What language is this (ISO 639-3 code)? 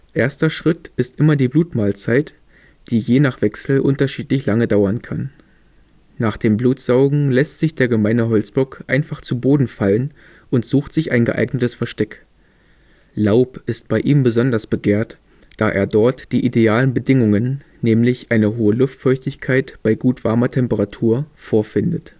deu